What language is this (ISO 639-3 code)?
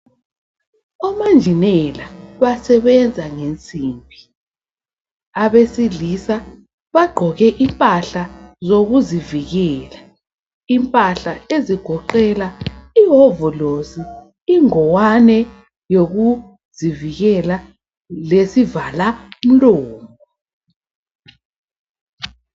nde